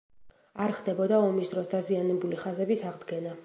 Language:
Georgian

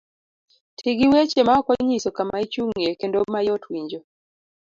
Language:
Luo (Kenya and Tanzania)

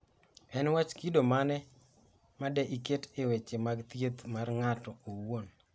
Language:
Luo (Kenya and Tanzania)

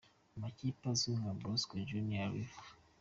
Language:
Kinyarwanda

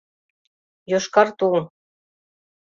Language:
Mari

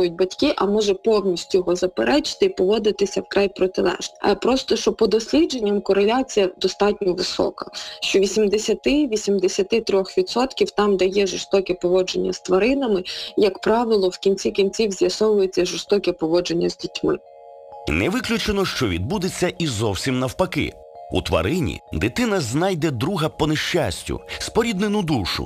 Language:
Ukrainian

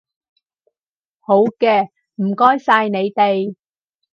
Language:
Cantonese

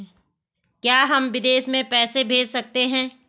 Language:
Hindi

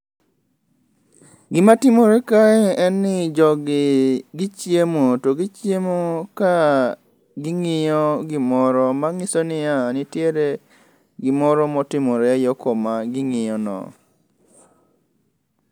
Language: Luo (Kenya and Tanzania)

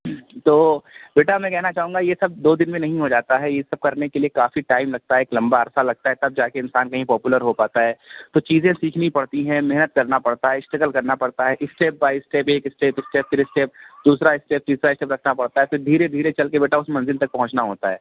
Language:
Urdu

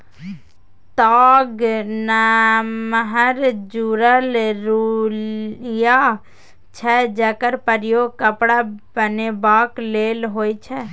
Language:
Maithili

